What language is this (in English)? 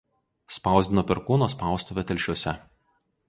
Lithuanian